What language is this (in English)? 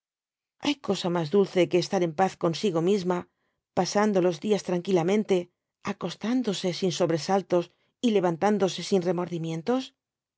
Spanish